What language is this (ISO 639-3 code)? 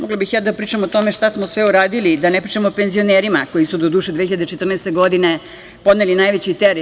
srp